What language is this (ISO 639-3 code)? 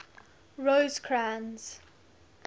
eng